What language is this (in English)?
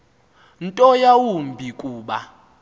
Xhosa